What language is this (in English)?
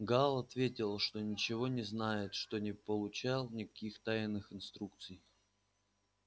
Russian